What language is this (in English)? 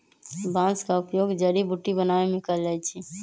Magahi